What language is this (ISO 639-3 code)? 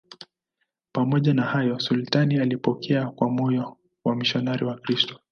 swa